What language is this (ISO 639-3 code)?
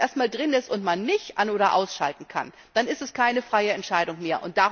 deu